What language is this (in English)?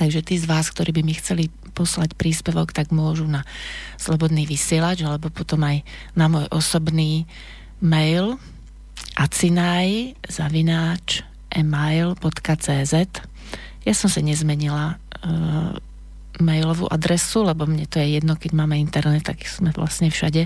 Slovak